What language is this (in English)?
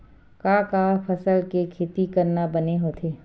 Chhattisgarhi